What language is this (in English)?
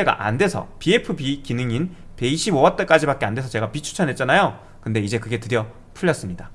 Korean